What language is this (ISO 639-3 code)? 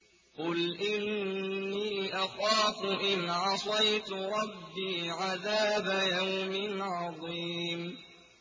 ara